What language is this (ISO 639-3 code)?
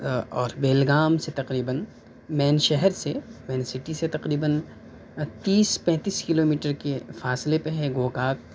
urd